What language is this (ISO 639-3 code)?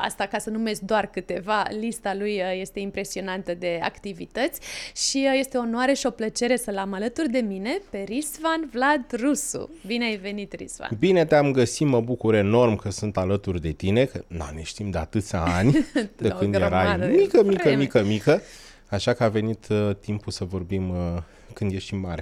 ron